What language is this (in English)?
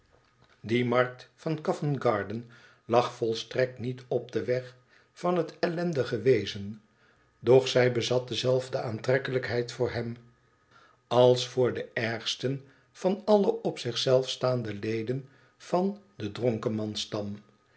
Dutch